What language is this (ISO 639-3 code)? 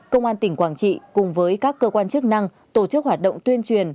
vie